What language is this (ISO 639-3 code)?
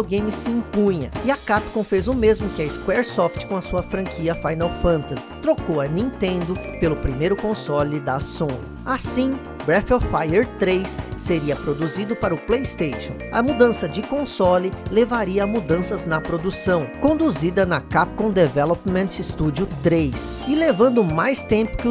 por